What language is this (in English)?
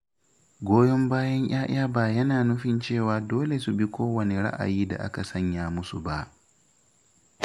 Hausa